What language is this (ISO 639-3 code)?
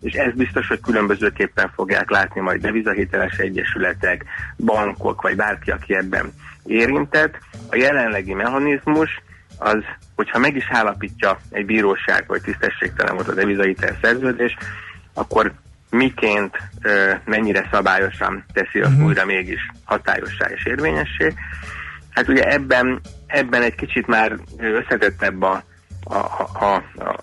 hun